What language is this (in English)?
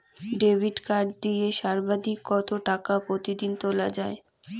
Bangla